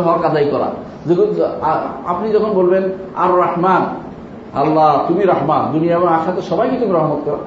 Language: Bangla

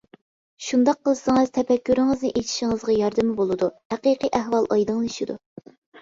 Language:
Uyghur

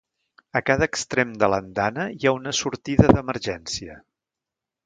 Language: Catalan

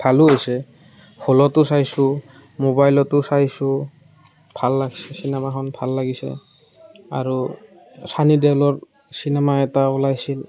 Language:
Assamese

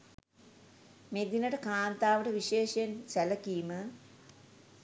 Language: Sinhala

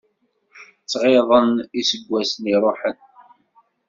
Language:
Kabyle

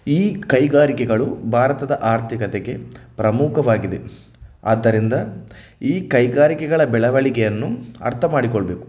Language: Kannada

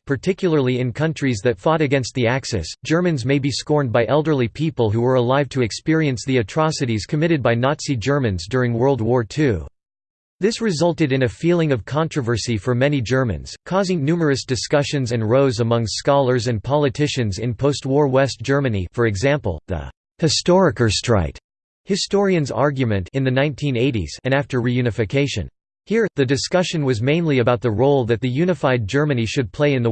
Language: English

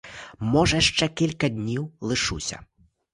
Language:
Ukrainian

